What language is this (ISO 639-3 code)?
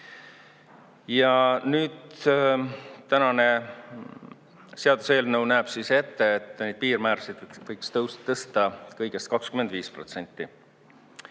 est